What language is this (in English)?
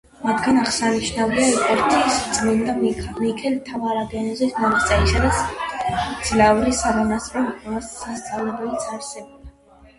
Georgian